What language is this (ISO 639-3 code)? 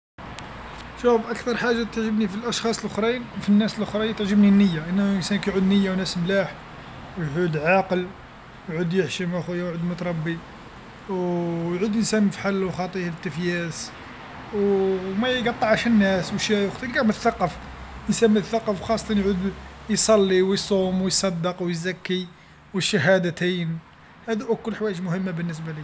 arq